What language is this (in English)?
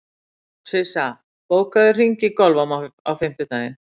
Icelandic